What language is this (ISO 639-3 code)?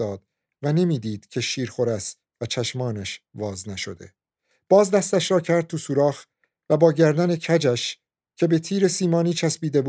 fas